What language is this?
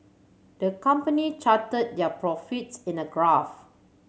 English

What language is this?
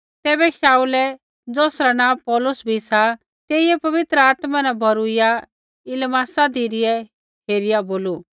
Kullu Pahari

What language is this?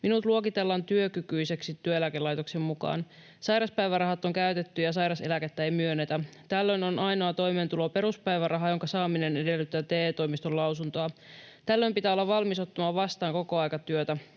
Finnish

